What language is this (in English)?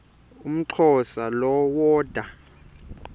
Xhosa